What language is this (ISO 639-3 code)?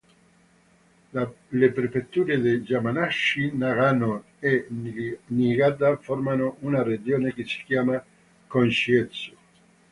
ita